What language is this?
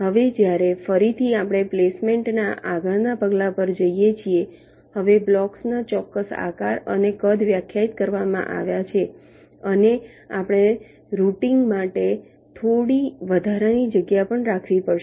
Gujarati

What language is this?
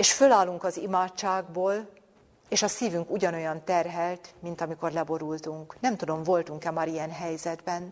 Hungarian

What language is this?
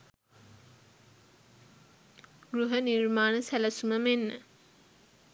Sinhala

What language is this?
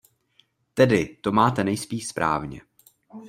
Czech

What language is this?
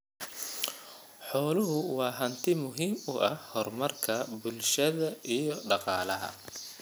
Somali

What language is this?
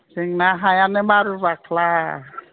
Bodo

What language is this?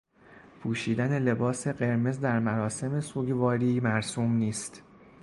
Persian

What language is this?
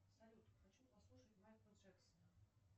Russian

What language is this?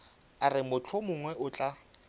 Northern Sotho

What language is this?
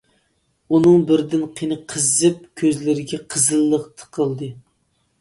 Uyghur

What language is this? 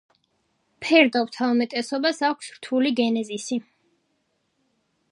Georgian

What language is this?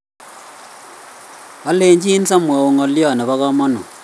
Kalenjin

